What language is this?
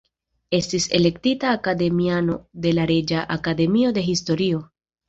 Esperanto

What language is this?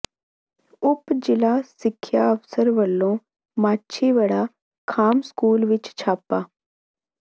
Punjabi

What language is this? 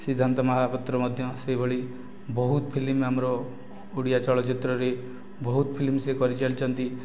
Odia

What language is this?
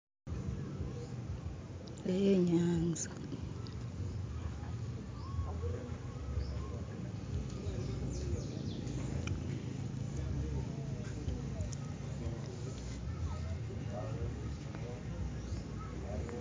Masaaba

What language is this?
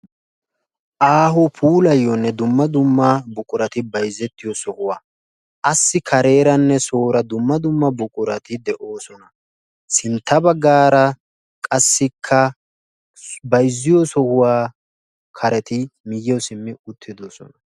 Wolaytta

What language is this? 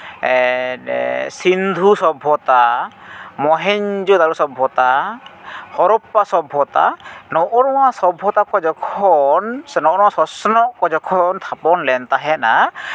Santali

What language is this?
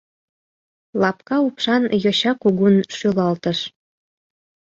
Mari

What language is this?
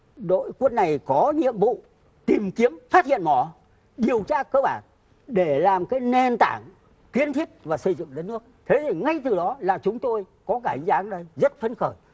Vietnamese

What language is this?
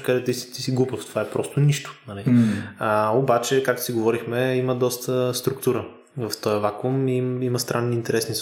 Bulgarian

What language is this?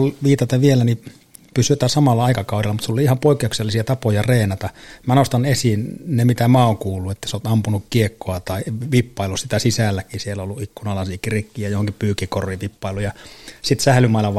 Finnish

